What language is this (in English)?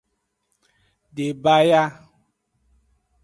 Aja (Benin)